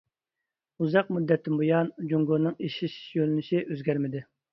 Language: Uyghur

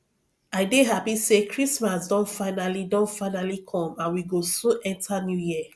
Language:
Nigerian Pidgin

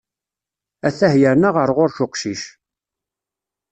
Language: Kabyle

